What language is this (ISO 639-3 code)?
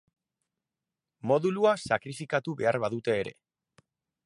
eus